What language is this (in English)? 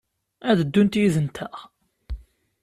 Kabyle